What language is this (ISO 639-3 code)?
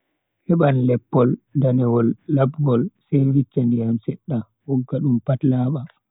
fui